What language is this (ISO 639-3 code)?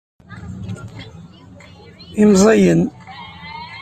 kab